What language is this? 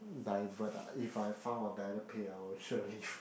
English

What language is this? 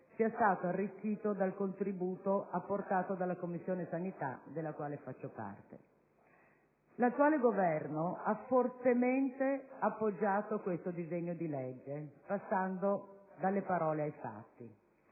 Italian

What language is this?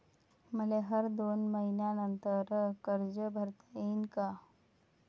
Marathi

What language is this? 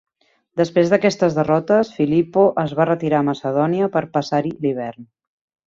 Catalan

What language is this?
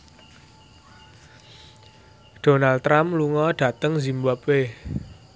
Javanese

